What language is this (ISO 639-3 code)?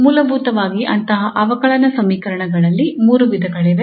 kan